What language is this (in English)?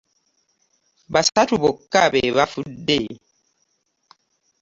Ganda